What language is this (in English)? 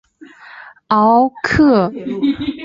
Chinese